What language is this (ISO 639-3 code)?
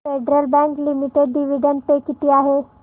mar